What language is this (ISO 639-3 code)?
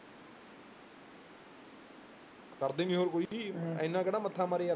pan